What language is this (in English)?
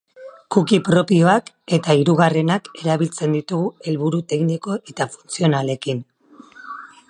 Basque